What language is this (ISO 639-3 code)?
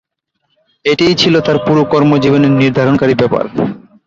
ben